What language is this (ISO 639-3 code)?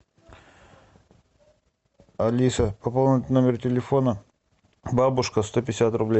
rus